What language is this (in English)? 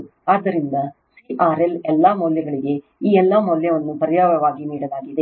Kannada